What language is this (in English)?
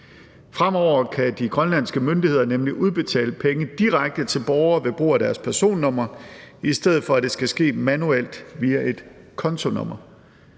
Danish